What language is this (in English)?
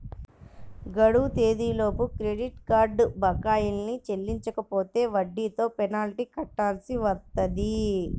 Telugu